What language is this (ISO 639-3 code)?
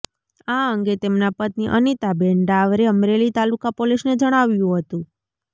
guj